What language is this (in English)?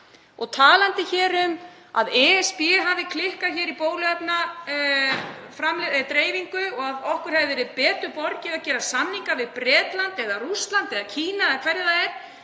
Icelandic